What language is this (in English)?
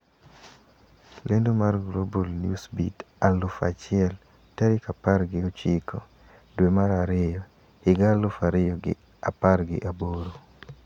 Luo (Kenya and Tanzania)